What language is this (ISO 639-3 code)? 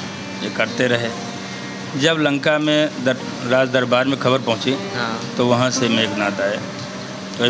hin